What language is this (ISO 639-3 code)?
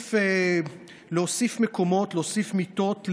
heb